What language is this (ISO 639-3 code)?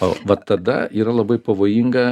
lit